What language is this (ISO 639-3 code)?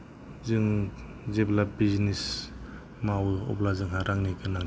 brx